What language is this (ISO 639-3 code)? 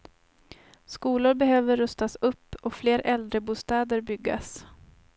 swe